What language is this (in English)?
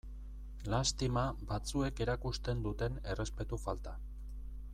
Basque